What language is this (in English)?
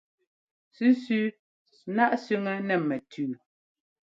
Ngomba